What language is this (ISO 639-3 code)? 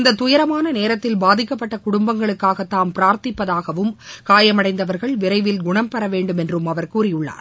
tam